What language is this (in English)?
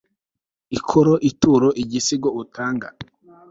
Kinyarwanda